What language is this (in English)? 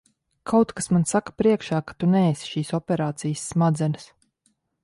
Latvian